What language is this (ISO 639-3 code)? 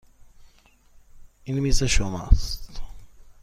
fas